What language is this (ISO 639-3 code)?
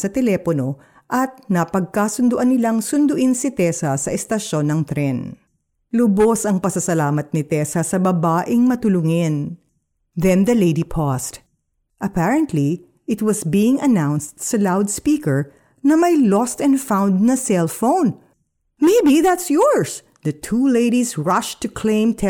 fil